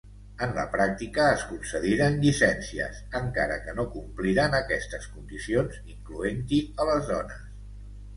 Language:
Catalan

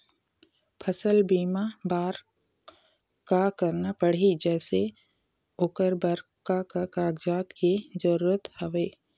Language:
Chhattisgarhi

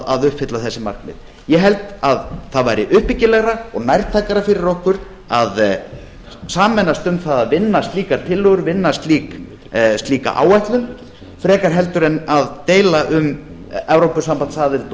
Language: Icelandic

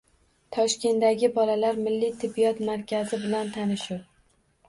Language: Uzbek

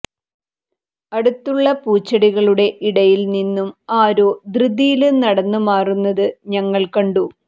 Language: Malayalam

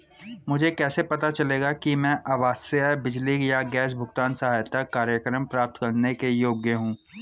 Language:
Hindi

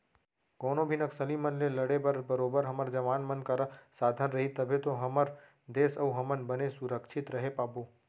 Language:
Chhattisgarhi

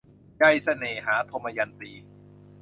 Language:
Thai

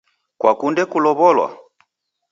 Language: Taita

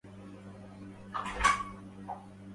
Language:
Arabic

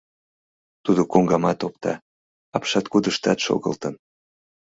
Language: Mari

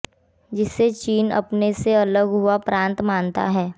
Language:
Hindi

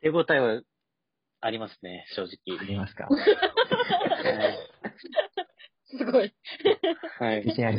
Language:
Japanese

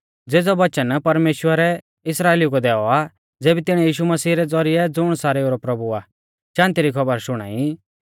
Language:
Mahasu Pahari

